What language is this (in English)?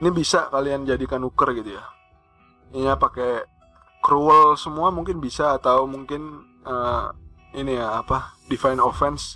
Indonesian